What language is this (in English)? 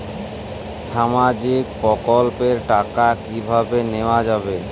Bangla